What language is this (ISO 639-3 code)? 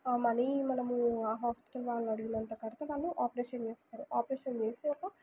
tel